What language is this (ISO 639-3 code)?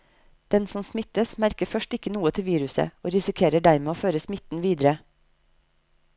nor